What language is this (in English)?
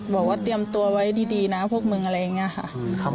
Thai